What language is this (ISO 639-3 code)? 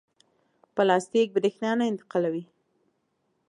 pus